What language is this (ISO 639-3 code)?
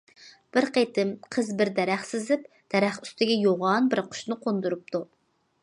uig